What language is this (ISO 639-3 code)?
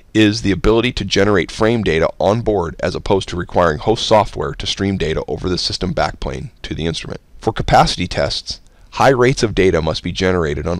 eng